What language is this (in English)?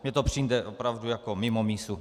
Czech